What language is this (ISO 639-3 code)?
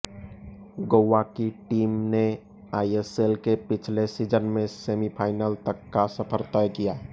hin